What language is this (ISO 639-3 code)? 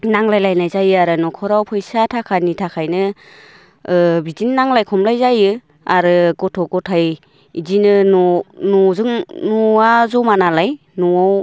brx